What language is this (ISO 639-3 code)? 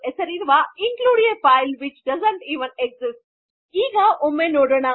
kan